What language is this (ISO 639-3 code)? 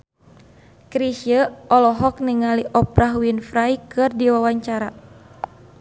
sun